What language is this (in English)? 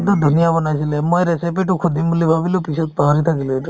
Assamese